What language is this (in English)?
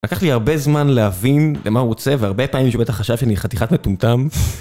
Hebrew